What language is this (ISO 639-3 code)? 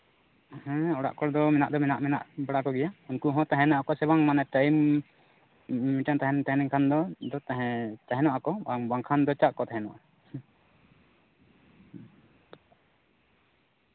sat